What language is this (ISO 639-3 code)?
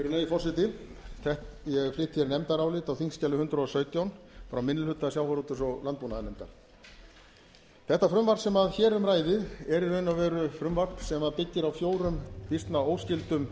isl